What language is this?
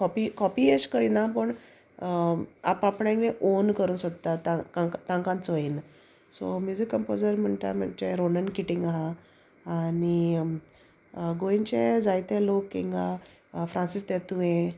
Konkani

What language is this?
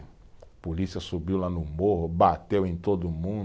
Portuguese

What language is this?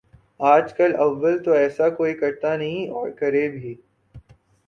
Urdu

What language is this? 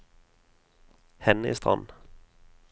Norwegian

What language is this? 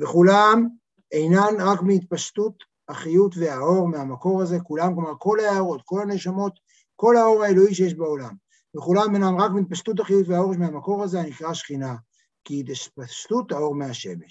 Hebrew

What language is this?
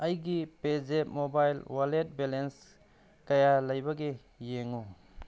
Manipuri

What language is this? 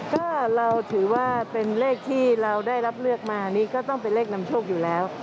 Thai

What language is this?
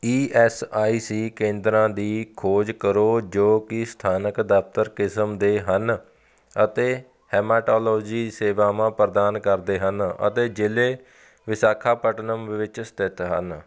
Punjabi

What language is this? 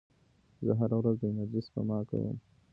Pashto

